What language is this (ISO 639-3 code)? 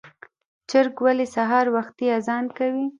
pus